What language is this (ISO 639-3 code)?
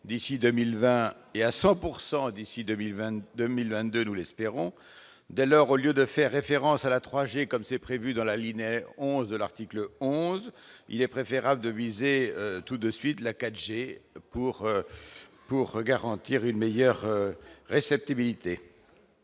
fra